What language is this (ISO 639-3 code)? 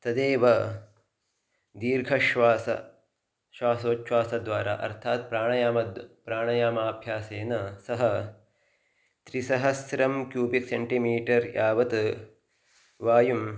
san